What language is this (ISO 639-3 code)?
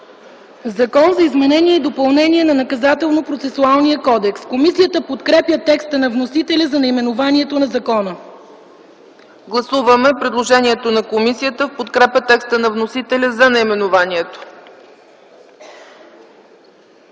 bul